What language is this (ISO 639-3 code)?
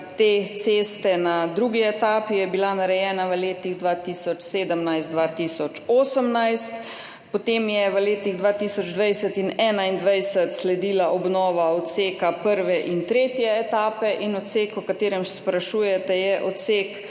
slv